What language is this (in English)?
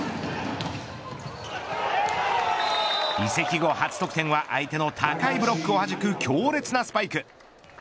Japanese